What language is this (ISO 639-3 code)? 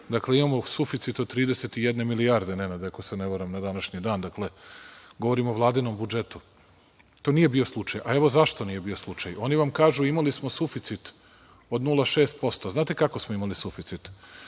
srp